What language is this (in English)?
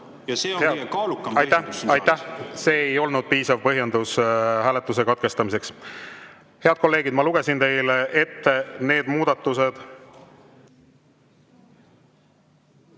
Estonian